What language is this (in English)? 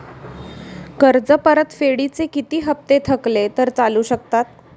Marathi